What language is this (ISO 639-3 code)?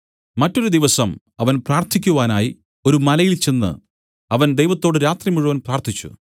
mal